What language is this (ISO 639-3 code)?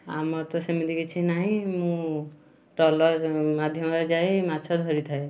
ori